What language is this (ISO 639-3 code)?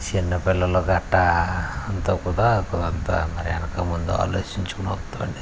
tel